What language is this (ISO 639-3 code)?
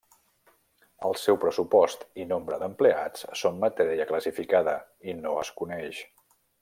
cat